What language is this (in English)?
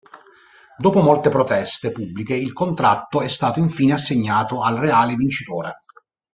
Italian